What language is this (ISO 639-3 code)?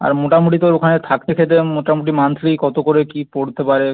ben